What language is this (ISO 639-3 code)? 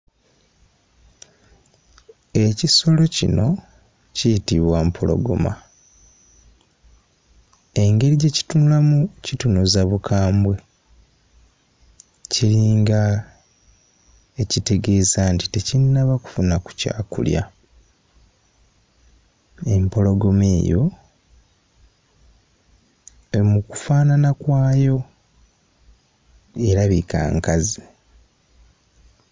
lug